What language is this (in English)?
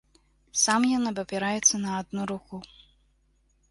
Belarusian